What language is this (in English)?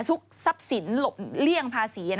Thai